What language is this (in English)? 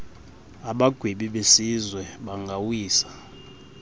Xhosa